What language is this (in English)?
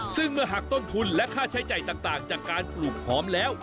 Thai